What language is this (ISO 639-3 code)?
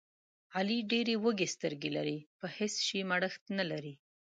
pus